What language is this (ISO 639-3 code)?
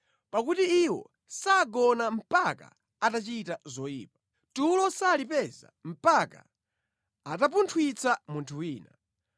nya